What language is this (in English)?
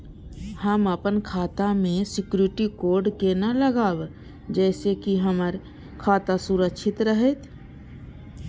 Maithili